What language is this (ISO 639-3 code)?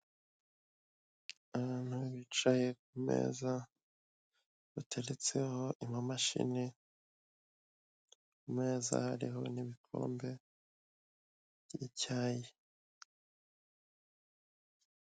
kin